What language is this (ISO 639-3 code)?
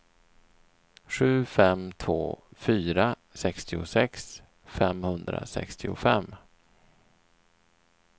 swe